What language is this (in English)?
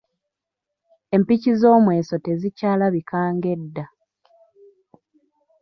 Ganda